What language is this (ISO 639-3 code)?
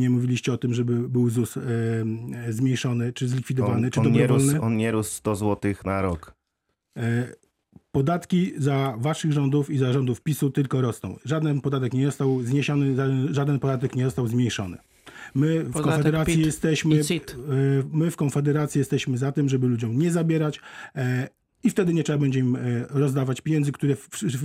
pol